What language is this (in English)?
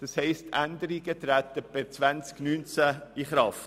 Swiss German